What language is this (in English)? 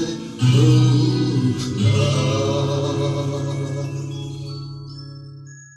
Turkish